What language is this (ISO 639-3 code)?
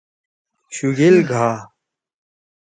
trw